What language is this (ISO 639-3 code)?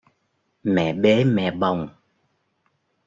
vie